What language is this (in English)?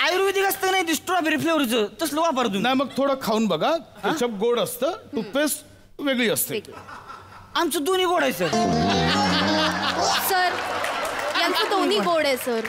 Hindi